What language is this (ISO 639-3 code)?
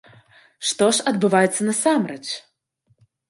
bel